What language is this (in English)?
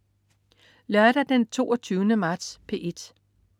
Danish